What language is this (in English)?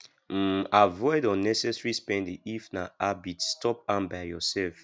Nigerian Pidgin